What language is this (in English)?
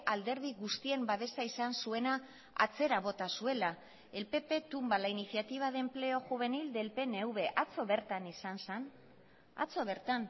Basque